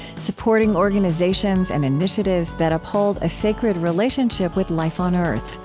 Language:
English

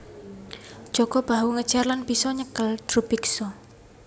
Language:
Javanese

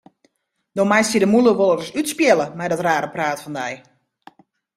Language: Western Frisian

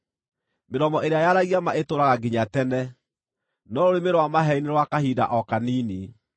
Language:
Kikuyu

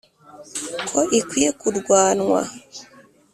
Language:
Kinyarwanda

